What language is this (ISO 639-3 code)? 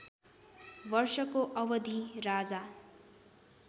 nep